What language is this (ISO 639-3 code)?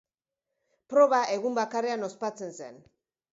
eus